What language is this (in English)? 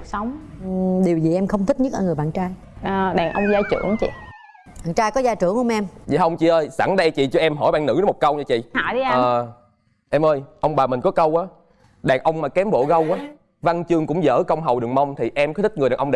Vietnamese